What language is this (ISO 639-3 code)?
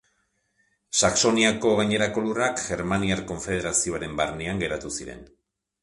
eus